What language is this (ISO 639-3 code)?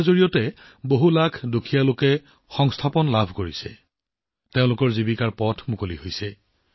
asm